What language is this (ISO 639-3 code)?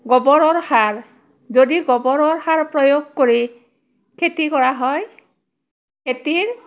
asm